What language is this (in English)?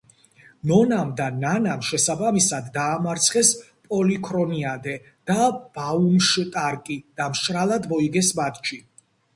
Georgian